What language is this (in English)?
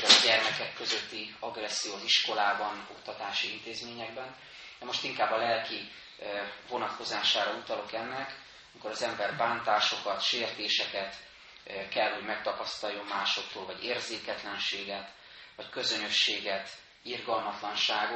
Hungarian